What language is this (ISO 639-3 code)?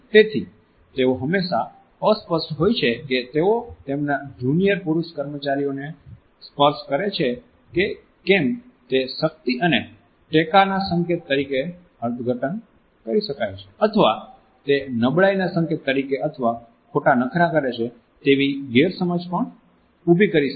guj